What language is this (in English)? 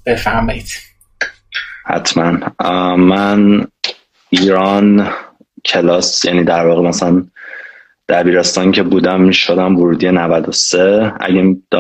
Persian